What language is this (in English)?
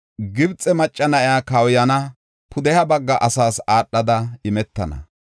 Gofa